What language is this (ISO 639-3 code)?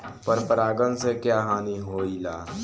bho